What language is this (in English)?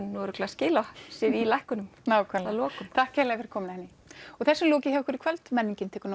Icelandic